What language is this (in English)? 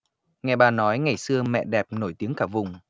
Vietnamese